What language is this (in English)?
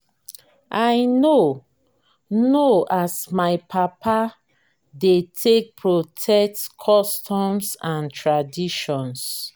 Nigerian Pidgin